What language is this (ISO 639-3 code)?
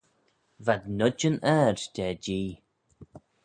glv